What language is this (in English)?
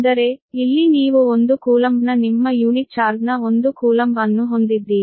Kannada